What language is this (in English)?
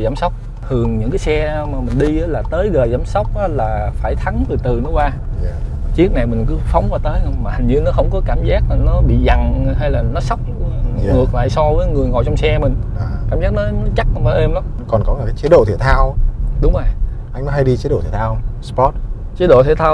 Vietnamese